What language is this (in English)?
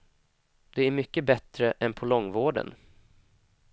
Swedish